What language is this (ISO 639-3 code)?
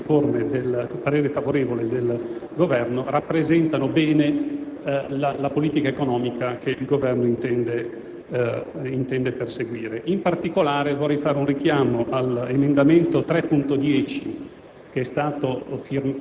ita